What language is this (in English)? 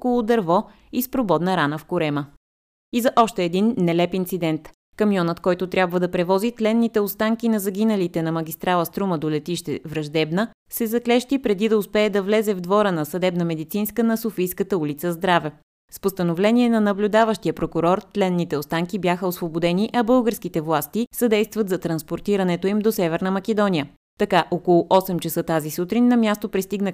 Bulgarian